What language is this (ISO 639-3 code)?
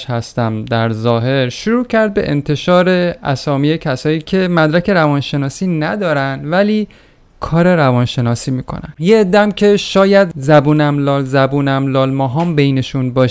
fas